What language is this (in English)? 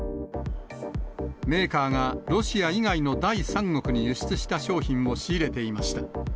Japanese